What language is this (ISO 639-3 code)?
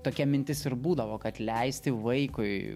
lit